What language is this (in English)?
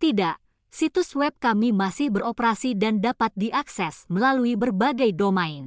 Indonesian